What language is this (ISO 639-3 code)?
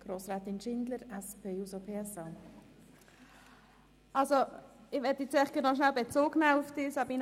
gsw